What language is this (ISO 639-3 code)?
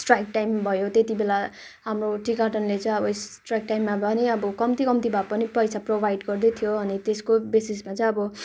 nep